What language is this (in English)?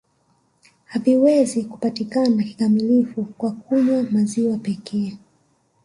Swahili